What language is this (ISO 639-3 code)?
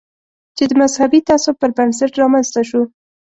pus